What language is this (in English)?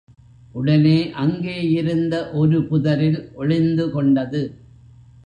Tamil